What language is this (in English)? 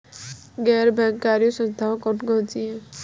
Hindi